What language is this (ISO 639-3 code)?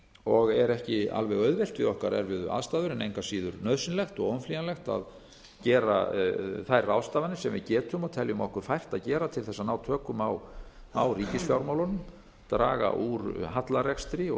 isl